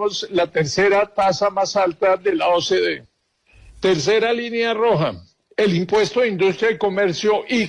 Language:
Spanish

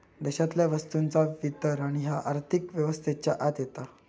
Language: Marathi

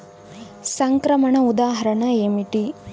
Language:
Telugu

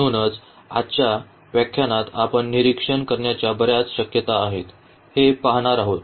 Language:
Marathi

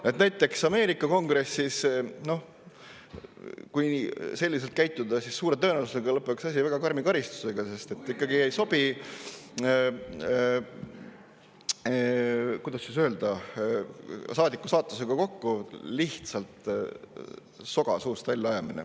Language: Estonian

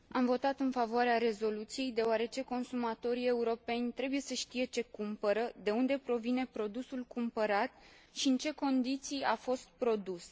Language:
Romanian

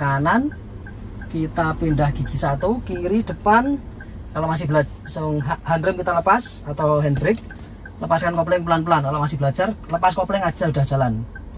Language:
Indonesian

